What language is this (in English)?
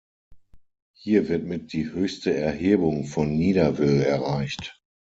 German